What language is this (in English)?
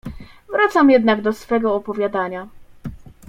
Polish